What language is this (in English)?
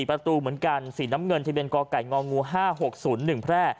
Thai